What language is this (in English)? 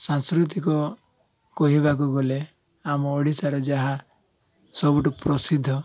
Odia